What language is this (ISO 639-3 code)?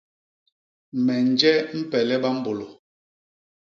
bas